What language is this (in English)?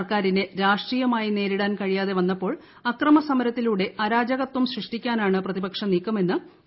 Malayalam